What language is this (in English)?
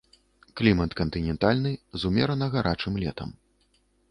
Belarusian